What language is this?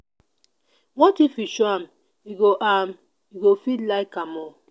Nigerian Pidgin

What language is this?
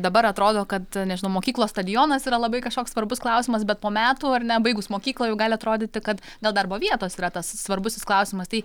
Lithuanian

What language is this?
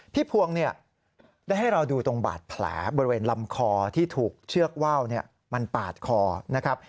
Thai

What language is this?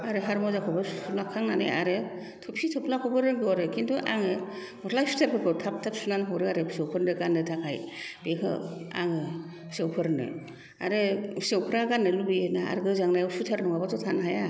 Bodo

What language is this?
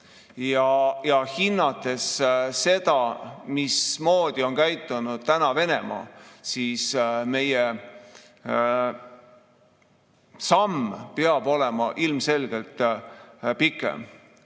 Estonian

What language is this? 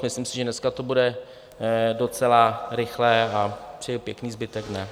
Czech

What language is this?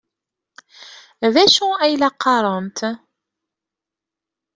Kabyle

